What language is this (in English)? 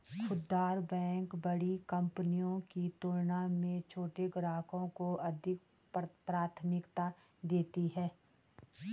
Hindi